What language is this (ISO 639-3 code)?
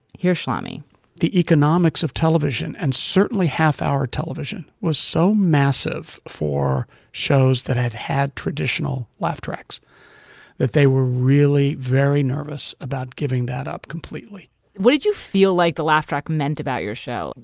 eng